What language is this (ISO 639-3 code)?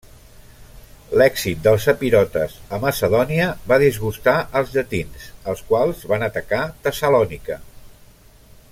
cat